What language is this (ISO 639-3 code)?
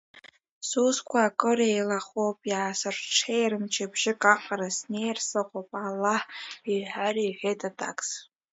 abk